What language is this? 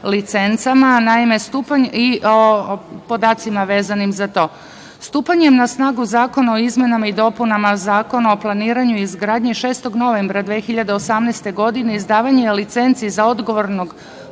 Serbian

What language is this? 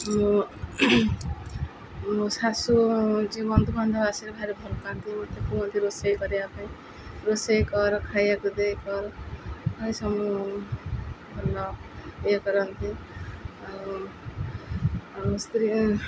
Odia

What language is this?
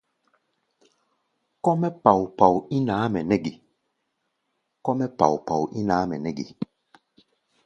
Gbaya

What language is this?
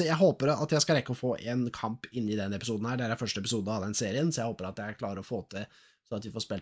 Norwegian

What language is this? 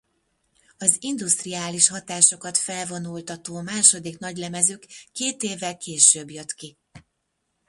Hungarian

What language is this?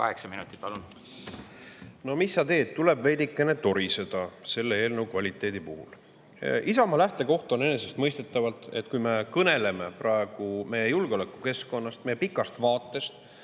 Estonian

